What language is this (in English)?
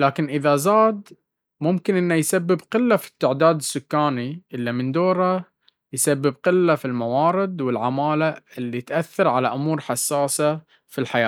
Baharna Arabic